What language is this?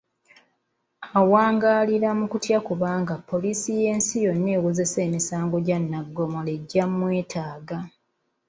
Ganda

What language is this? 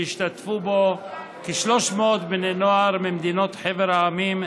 Hebrew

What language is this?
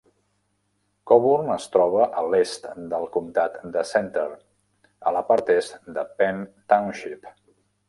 Catalan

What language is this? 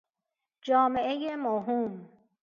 Persian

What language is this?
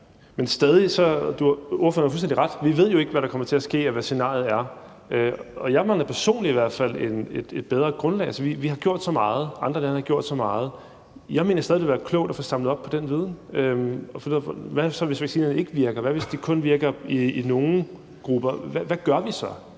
Danish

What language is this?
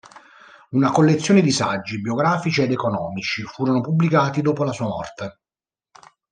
Italian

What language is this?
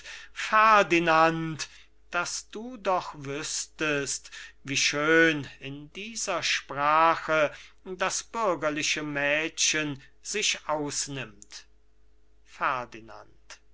German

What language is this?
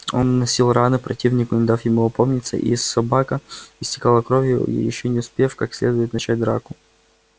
Russian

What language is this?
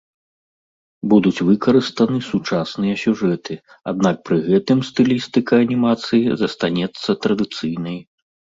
Belarusian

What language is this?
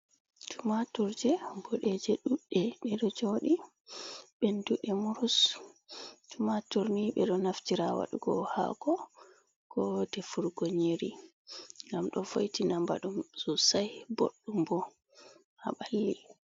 Fula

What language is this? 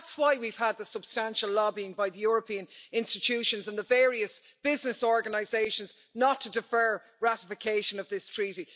English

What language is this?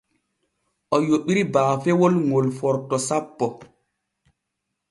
Borgu Fulfulde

